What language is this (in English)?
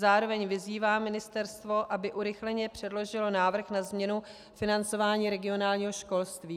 Czech